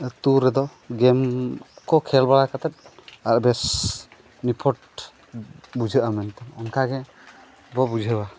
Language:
Santali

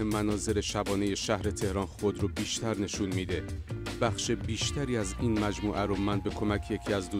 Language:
Persian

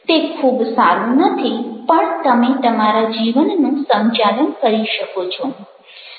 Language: Gujarati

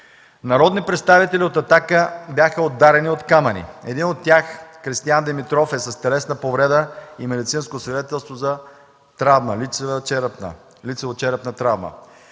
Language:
Bulgarian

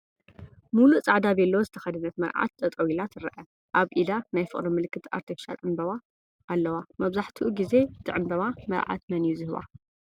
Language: Tigrinya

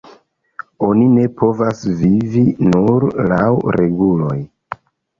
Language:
Esperanto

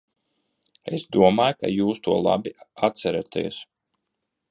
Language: Latvian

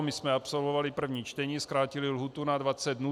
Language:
Czech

